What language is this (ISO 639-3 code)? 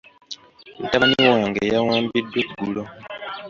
lug